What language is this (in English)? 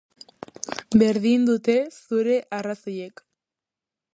Basque